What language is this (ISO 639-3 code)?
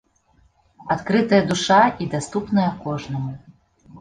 bel